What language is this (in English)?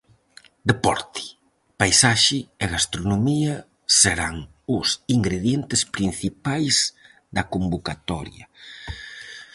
Galician